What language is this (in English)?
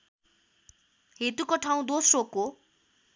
Nepali